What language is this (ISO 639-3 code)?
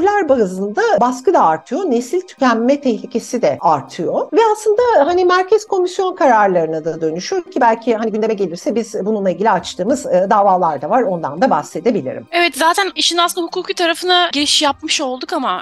tur